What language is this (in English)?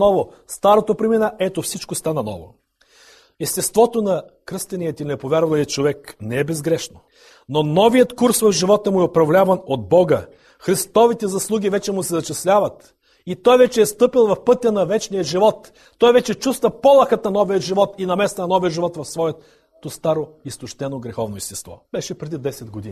Bulgarian